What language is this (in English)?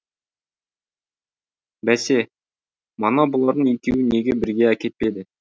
Kazakh